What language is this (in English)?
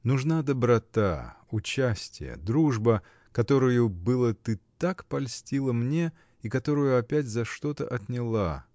Russian